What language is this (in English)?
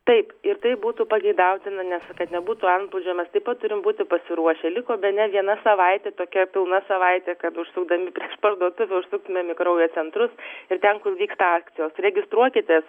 Lithuanian